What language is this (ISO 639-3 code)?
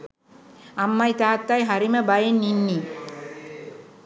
sin